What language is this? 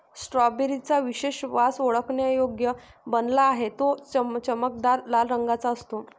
Marathi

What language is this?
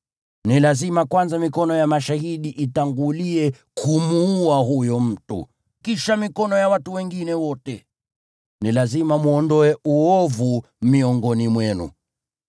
Swahili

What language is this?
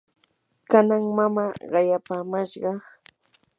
Yanahuanca Pasco Quechua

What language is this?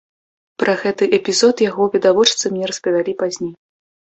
Belarusian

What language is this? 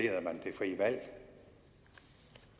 Danish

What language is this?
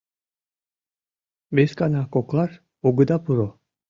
Mari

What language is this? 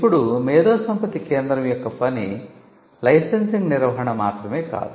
Telugu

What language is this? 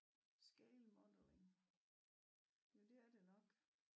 Danish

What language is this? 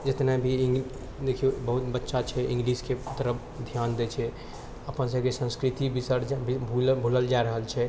Maithili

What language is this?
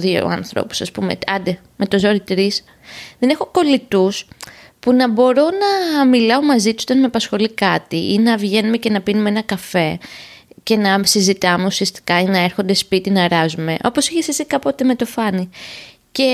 Greek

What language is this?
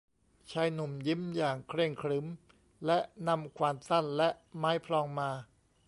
Thai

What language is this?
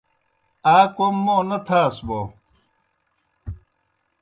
Kohistani Shina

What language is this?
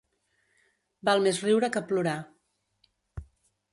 Catalan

